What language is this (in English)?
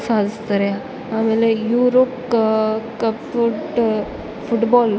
Kannada